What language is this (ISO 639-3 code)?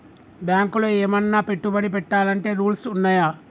tel